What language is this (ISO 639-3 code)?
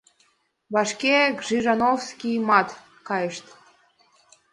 chm